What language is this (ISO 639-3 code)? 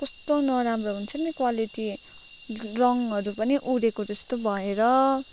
nep